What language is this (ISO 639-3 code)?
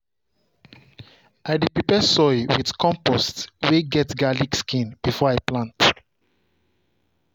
pcm